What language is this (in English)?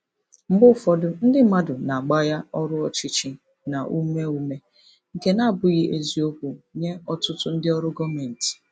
Igbo